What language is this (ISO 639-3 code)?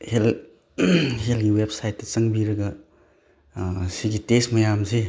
mni